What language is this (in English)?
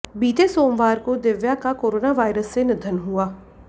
Hindi